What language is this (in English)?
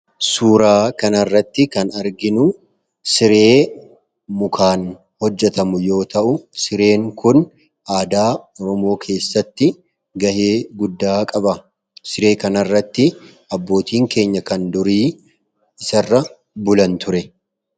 Oromo